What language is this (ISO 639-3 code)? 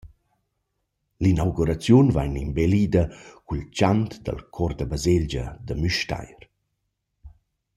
roh